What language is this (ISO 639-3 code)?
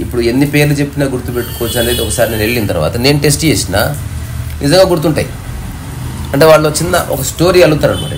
tel